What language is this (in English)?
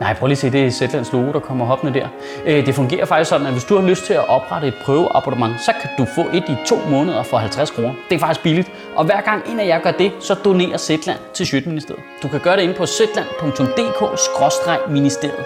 Danish